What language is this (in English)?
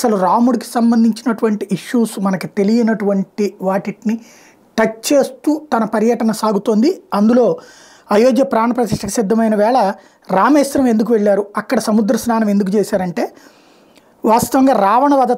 Telugu